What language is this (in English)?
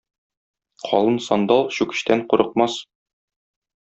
Tatar